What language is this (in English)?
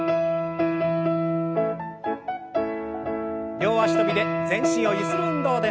Japanese